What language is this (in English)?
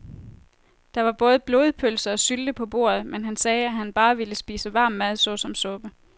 Danish